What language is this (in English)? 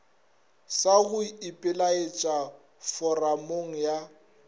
Northern Sotho